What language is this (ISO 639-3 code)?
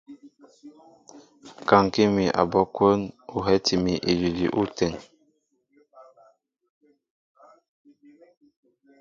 mbo